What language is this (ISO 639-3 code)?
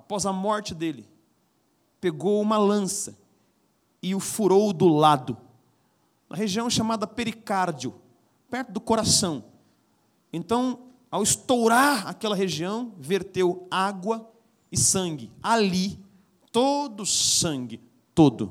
por